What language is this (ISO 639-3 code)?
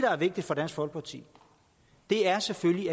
dan